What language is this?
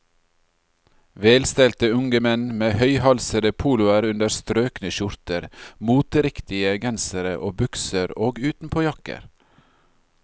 Norwegian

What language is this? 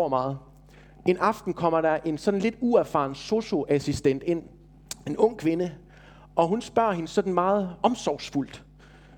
Danish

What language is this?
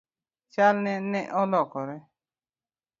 Luo (Kenya and Tanzania)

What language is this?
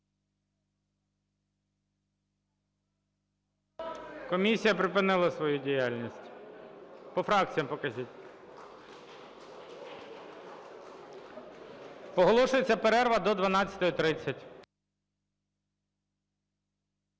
Ukrainian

